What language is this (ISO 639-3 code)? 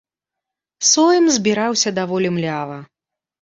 bel